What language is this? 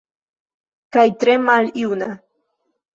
Esperanto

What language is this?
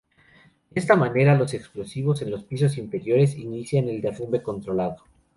Spanish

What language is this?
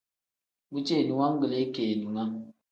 Tem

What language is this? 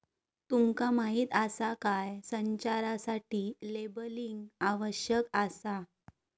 Marathi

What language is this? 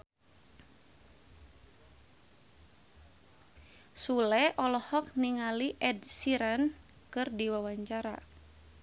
Sundanese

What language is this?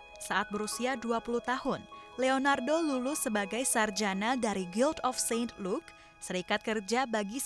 Indonesian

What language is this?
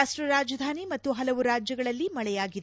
Kannada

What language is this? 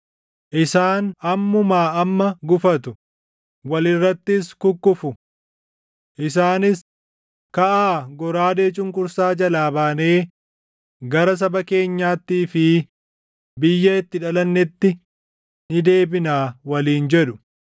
Oromo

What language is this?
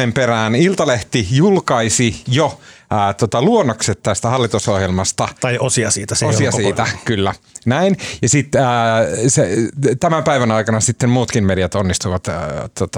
Finnish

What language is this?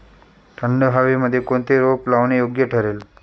Marathi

